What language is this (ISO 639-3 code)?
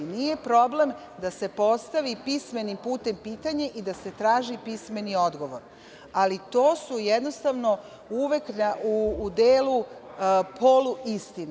srp